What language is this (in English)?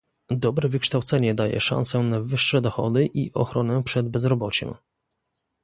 Polish